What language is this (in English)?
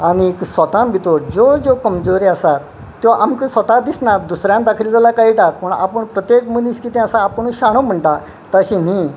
Konkani